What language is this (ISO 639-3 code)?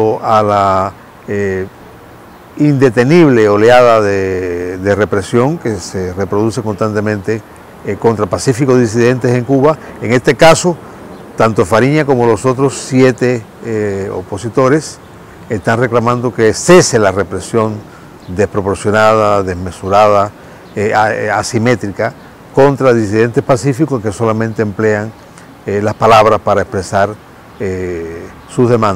spa